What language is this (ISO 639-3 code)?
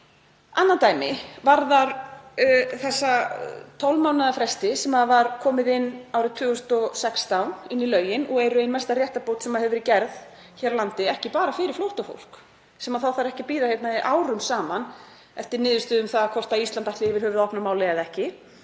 isl